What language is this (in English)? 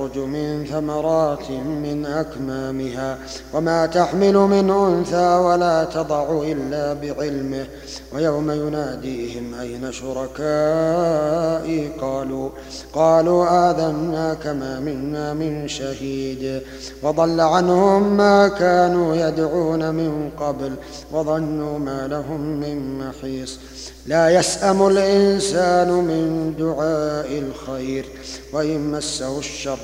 Arabic